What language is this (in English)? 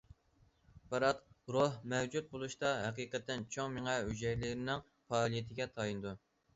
Uyghur